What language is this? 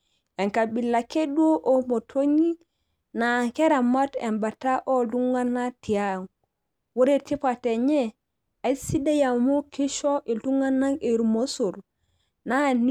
Masai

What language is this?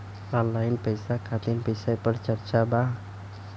Bhojpuri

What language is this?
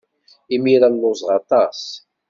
Kabyle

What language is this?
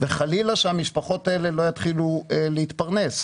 Hebrew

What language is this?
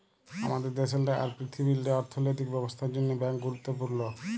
Bangla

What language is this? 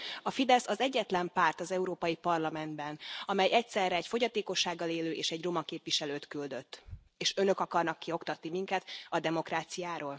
Hungarian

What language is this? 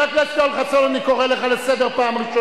Hebrew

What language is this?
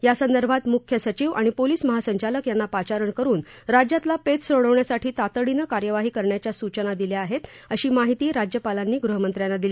Marathi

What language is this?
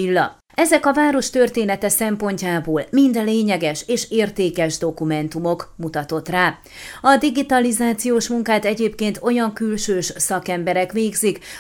Hungarian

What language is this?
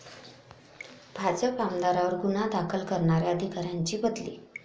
Marathi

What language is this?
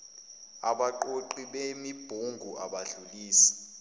Zulu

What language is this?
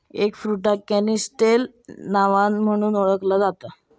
Marathi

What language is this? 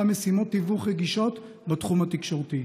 Hebrew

